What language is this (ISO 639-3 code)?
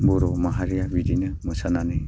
brx